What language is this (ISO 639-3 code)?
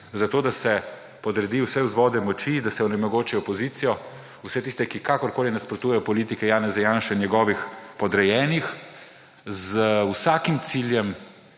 slv